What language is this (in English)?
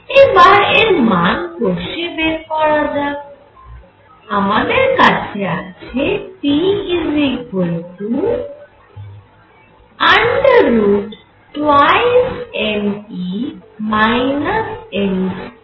Bangla